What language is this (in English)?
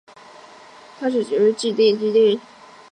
Chinese